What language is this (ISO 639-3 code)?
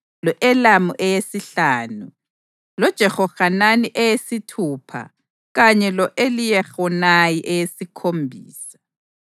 nde